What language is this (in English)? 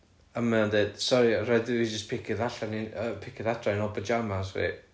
Welsh